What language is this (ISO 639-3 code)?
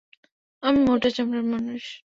ben